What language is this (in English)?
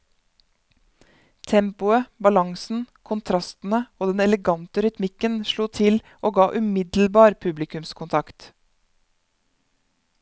Norwegian